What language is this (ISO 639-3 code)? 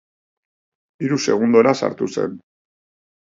eus